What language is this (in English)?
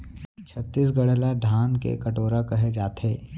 Chhattisgarhi